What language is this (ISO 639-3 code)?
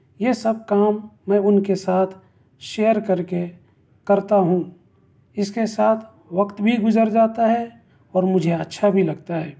urd